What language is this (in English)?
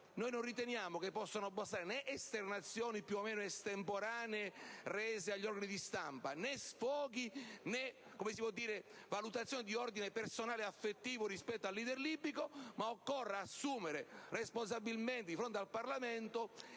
Italian